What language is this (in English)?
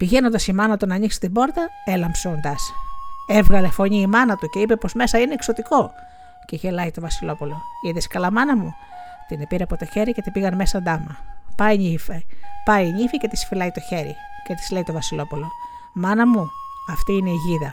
Greek